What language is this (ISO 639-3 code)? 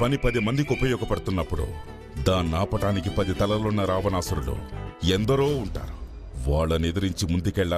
ron